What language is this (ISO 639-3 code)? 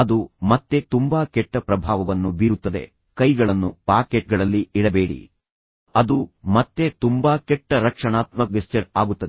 kan